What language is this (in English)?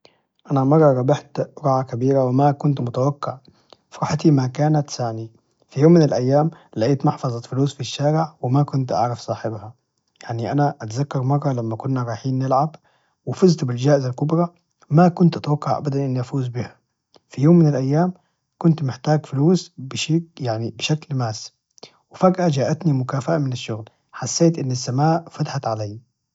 Najdi Arabic